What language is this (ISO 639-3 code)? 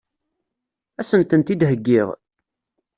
kab